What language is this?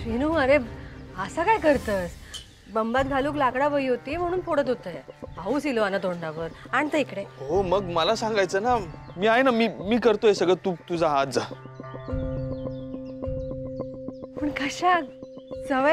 Marathi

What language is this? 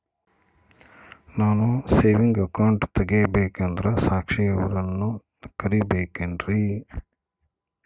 Kannada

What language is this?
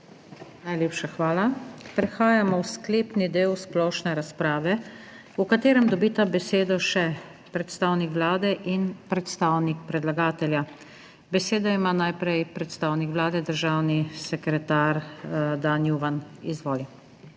Slovenian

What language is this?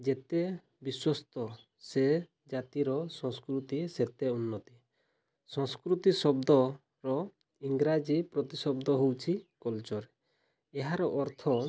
Odia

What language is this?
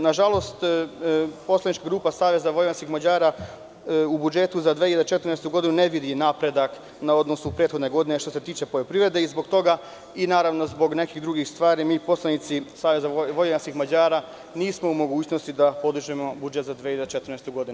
Serbian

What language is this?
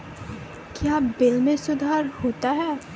Maithili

